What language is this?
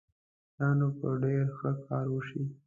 Pashto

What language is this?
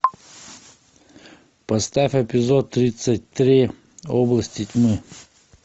Russian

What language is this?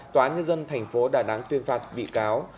Vietnamese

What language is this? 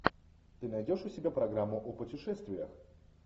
Russian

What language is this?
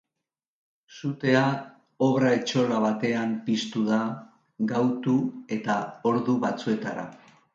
Basque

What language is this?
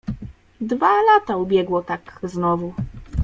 Polish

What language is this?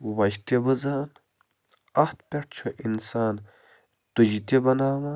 Kashmiri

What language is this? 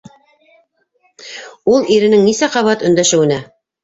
Bashkir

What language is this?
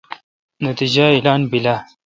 Kalkoti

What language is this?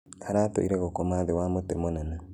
Kikuyu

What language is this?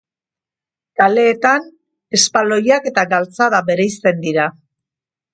Basque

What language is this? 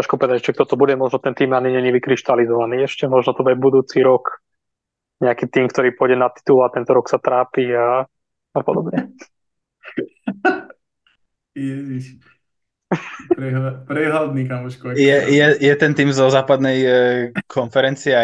Slovak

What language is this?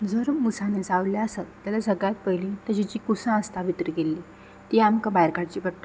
Konkani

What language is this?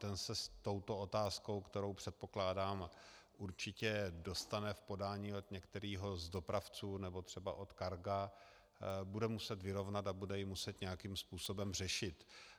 Czech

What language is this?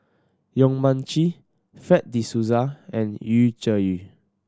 English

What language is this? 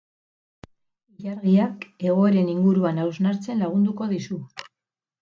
Basque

